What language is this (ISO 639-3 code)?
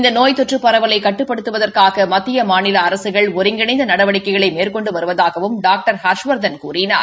tam